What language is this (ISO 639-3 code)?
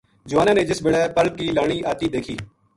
gju